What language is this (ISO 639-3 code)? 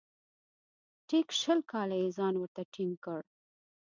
pus